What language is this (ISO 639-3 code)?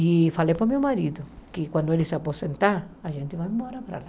por